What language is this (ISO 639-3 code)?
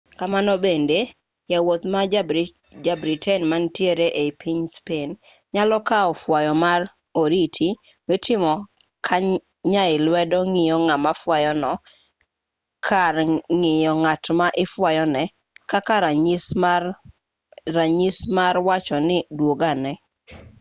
luo